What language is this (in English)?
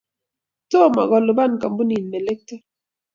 Kalenjin